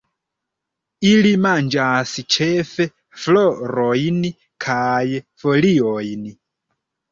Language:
Esperanto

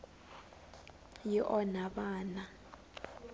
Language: Tsonga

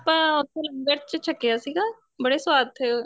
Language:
Punjabi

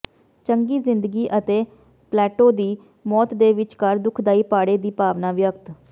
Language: Punjabi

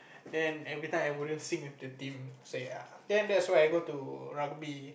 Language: English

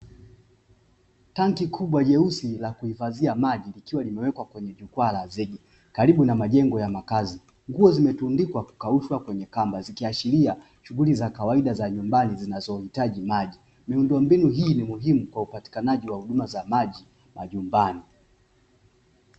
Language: Swahili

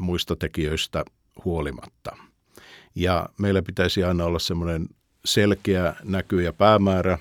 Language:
Finnish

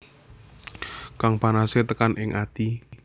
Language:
Javanese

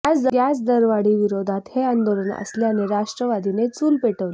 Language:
Marathi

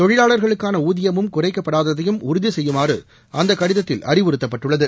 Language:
Tamil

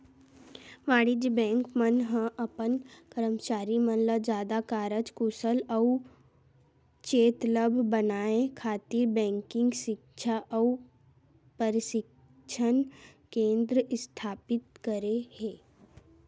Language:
Chhattisgarhi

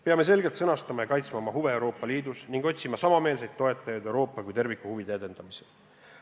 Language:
Estonian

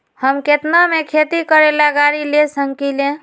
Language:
Magahi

